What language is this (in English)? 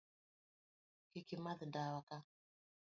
Luo (Kenya and Tanzania)